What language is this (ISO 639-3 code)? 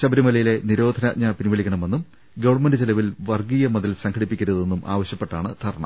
mal